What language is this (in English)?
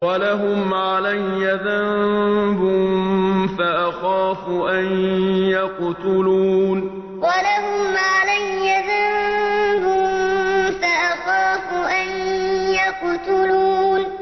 Arabic